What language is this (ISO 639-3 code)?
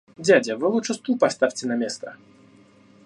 rus